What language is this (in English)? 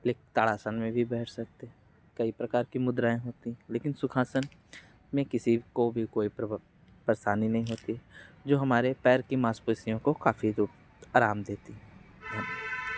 Hindi